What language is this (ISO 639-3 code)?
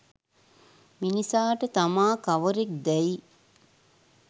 sin